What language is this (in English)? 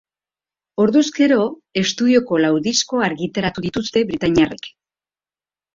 Basque